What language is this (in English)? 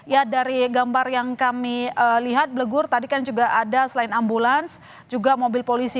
Indonesian